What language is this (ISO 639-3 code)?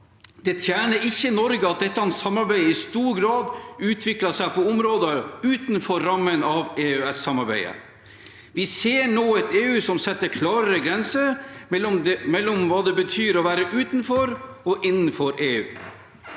nor